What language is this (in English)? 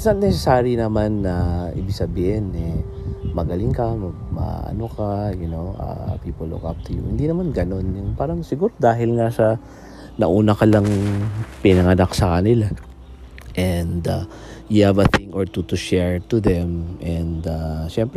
Filipino